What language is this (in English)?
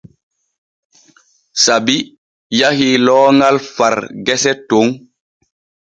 Borgu Fulfulde